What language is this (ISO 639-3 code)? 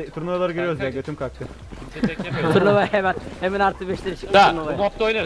tur